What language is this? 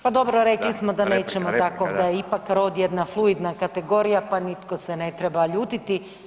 Croatian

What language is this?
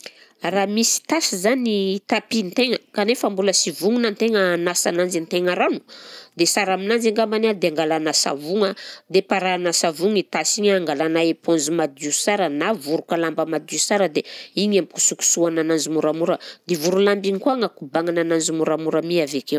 Southern Betsimisaraka Malagasy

